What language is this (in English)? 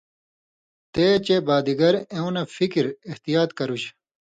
Indus Kohistani